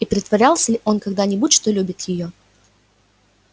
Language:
Russian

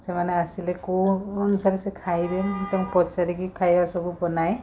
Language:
Odia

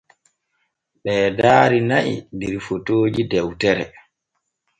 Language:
Borgu Fulfulde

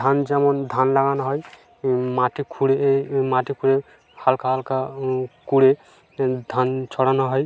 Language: Bangla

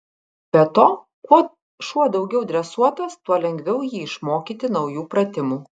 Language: Lithuanian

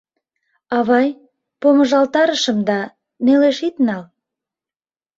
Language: Mari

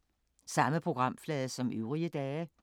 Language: Danish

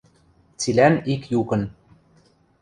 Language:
Western Mari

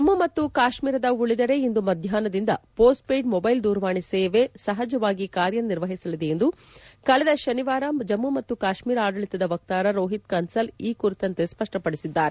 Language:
Kannada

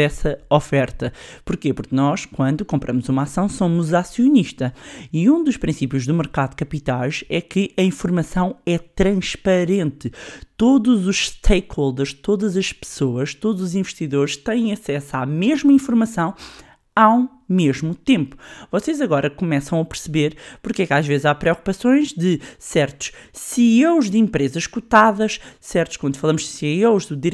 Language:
Portuguese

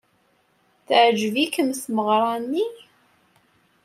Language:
Kabyle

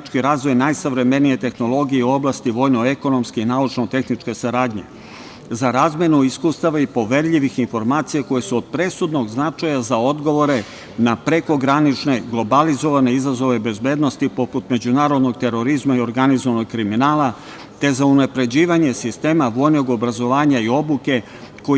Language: Serbian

